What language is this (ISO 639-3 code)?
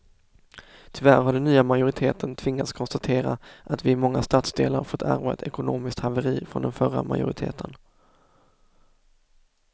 swe